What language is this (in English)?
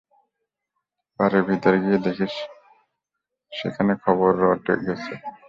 Bangla